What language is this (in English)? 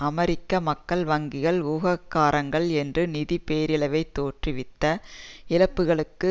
Tamil